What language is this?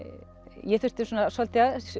Icelandic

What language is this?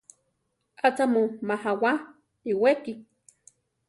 Central Tarahumara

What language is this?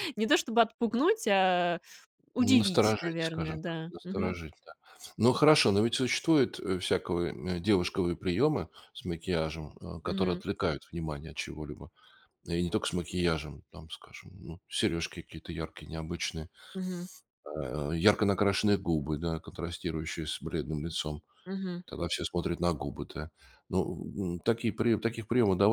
Russian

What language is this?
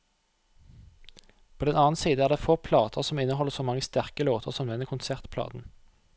Norwegian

